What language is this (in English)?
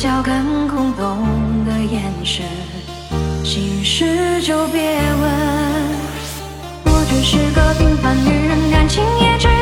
Chinese